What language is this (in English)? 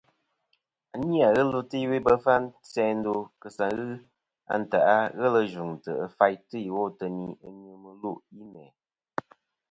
Kom